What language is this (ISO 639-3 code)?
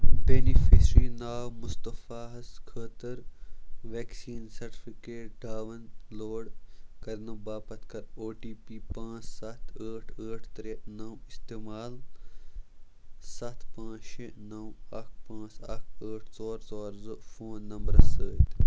kas